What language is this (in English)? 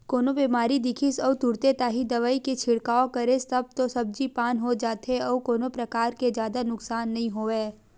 Chhattisgarhi